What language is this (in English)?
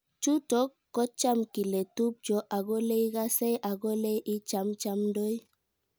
Kalenjin